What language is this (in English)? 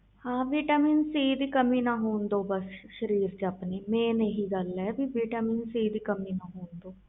Punjabi